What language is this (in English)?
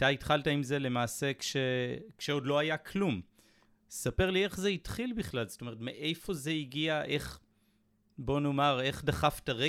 Hebrew